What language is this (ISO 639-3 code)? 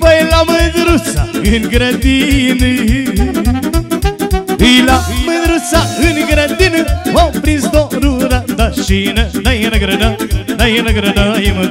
ron